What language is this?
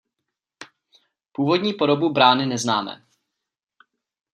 Czech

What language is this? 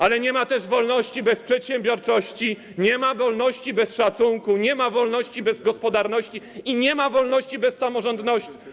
Polish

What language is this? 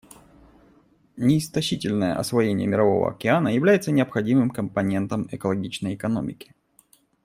Russian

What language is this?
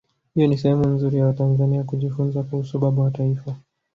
Swahili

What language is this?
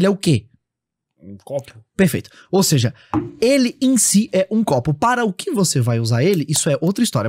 Portuguese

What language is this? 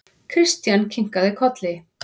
Icelandic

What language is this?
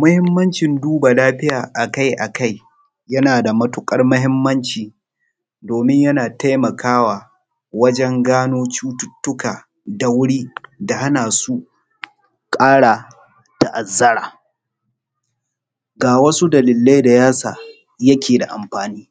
Hausa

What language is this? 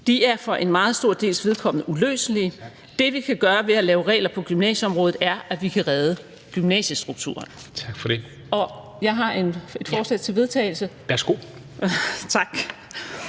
Danish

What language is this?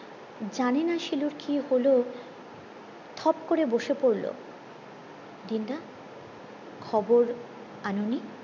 Bangla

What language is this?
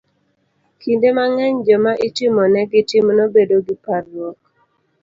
Luo (Kenya and Tanzania)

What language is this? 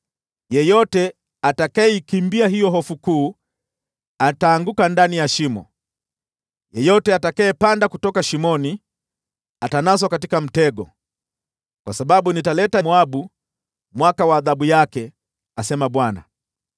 Swahili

